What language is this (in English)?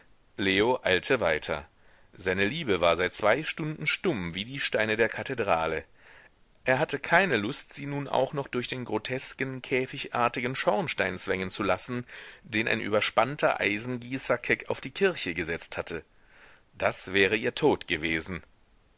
German